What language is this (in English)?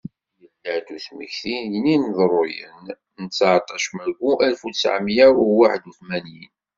Kabyle